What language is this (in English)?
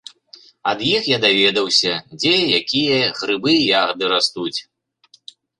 Belarusian